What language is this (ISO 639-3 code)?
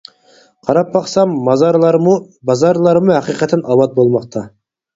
uig